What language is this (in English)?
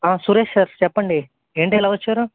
Telugu